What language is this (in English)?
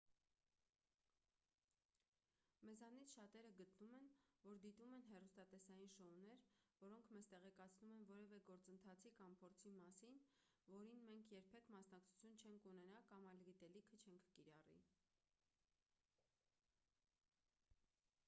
Armenian